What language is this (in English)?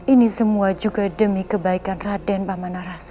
Indonesian